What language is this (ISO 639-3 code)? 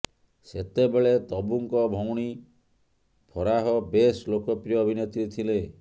ori